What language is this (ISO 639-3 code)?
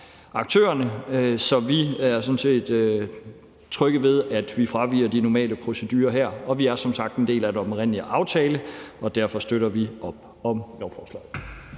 dan